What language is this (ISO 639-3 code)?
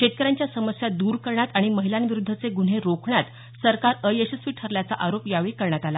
mar